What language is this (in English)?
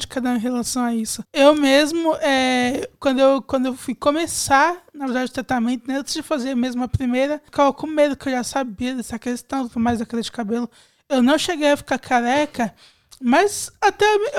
Portuguese